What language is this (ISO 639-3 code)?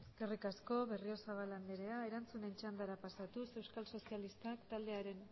eus